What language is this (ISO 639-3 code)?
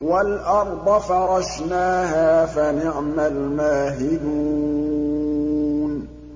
ara